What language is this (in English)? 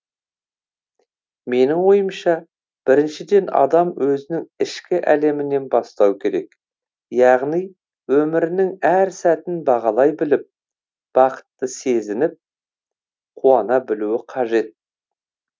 Kazakh